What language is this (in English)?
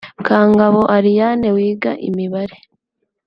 Kinyarwanda